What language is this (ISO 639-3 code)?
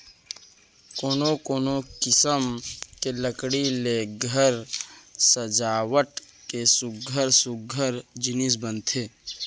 hne